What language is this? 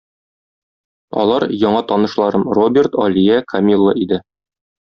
Tatar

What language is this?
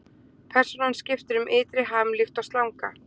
Icelandic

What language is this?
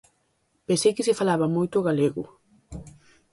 Galician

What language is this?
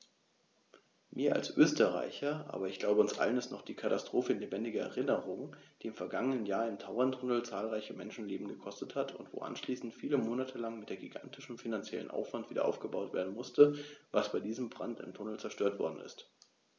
German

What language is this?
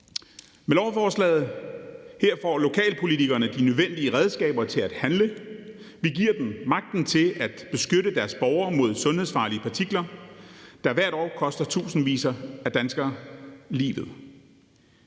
Danish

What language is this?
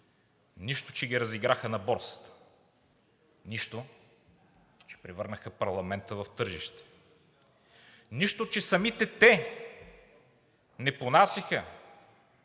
Bulgarian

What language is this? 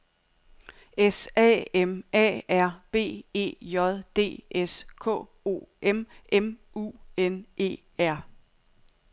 Danish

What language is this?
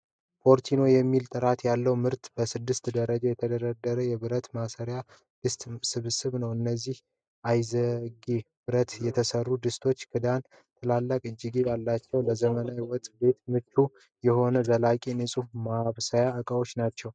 Amharic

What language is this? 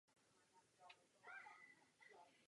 Czech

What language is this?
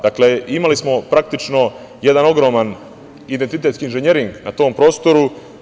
Serbian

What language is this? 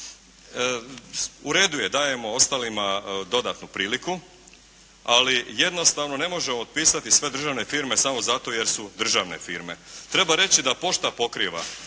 Croatian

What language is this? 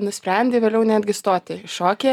Lithuanian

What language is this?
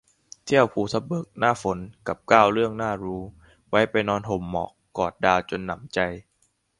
Thai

